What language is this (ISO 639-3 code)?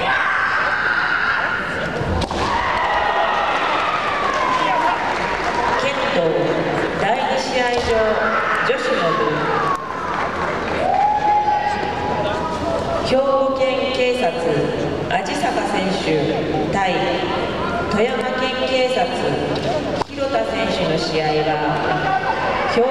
jpn